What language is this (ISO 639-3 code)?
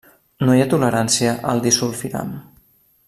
cat